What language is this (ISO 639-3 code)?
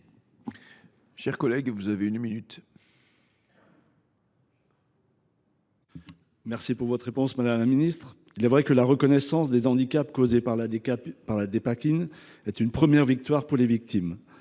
fra